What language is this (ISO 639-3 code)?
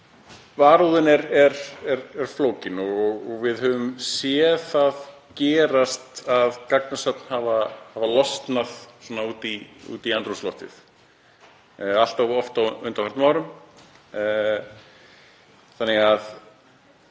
isl